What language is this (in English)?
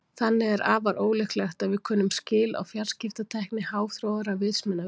Icelandic